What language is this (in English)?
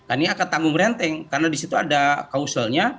Indonesian